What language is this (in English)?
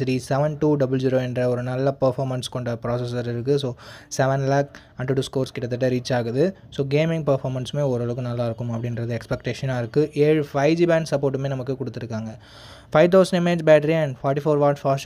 Tamil